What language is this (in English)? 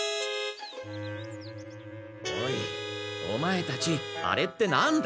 Japanese